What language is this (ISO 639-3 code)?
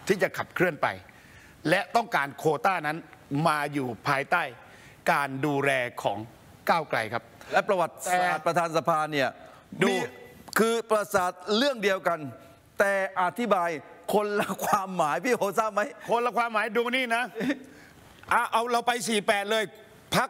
tha